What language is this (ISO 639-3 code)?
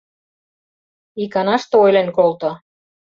chm